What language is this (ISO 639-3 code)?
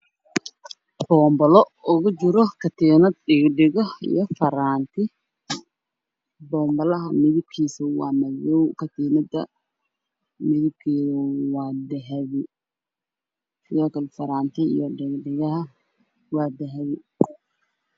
som